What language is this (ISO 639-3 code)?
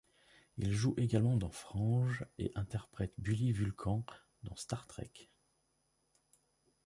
fra